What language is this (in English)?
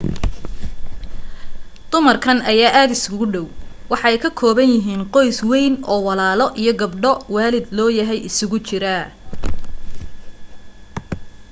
Somali